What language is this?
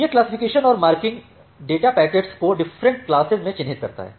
Hindi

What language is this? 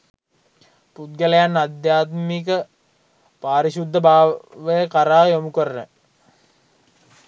Sinhala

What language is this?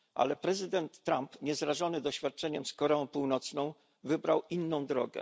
Polish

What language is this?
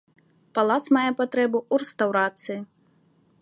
Belarusian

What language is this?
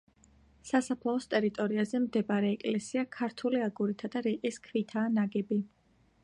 Georgian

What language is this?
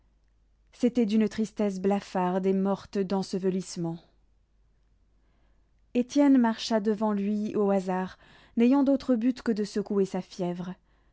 French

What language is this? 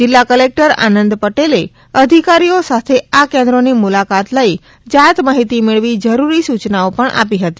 Gujarati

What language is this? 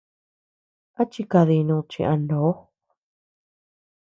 Tepeuxila Cuicatec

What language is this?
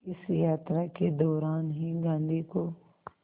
Hindi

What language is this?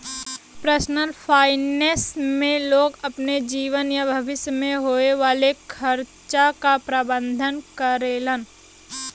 Bhojpuri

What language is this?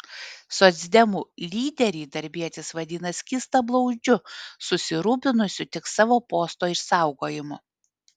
Lithuanian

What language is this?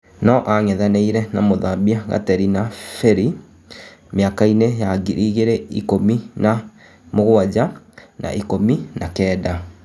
Kikuyu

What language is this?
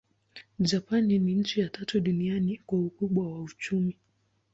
Swahili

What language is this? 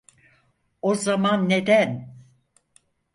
Turkish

